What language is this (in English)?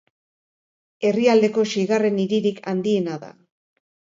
Basque